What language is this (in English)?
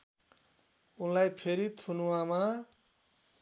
Nepali